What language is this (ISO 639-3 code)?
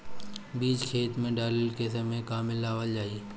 bho